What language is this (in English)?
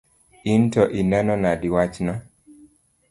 Luo (Kenya and Tanzania)